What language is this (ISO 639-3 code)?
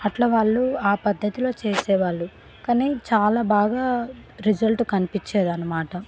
tel